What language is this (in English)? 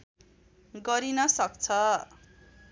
Nepali